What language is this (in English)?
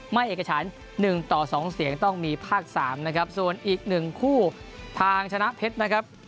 Thai